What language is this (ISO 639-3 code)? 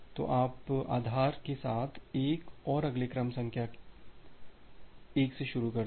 hin